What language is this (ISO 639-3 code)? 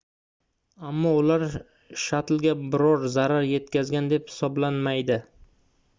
uzb